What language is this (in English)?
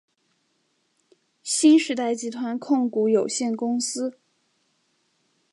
Chinese